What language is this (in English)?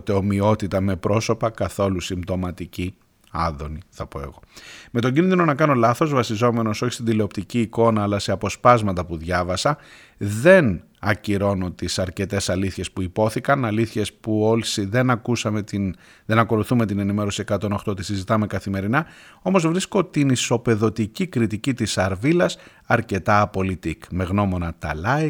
Greek